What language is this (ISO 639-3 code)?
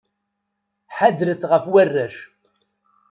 kab